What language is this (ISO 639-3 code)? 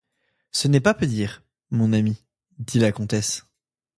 fra